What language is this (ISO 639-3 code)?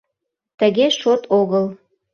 chm